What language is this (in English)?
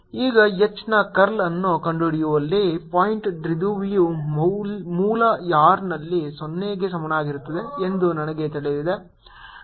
Kannada